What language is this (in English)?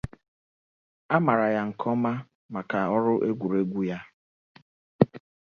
Igbo